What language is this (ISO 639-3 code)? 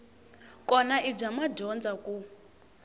tso